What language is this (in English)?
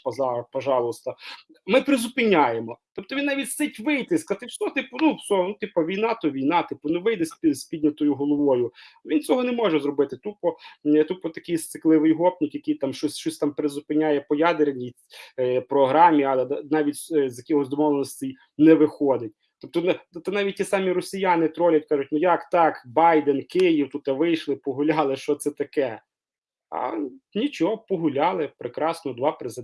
Ukrainian